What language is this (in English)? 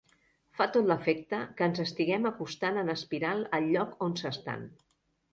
Catalan